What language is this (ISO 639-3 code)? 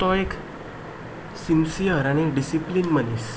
kok